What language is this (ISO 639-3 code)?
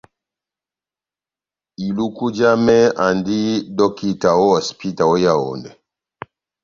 bnm